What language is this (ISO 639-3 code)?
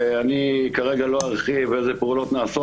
heb